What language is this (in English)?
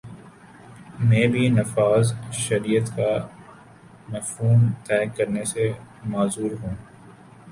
Urdu